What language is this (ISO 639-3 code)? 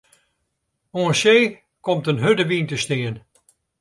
fry